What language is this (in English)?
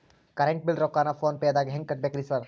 Kannada